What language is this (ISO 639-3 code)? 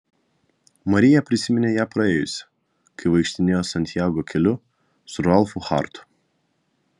lit